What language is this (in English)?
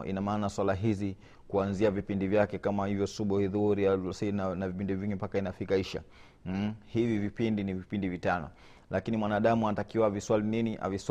Swahili